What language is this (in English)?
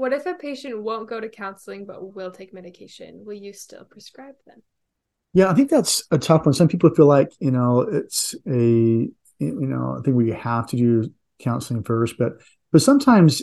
English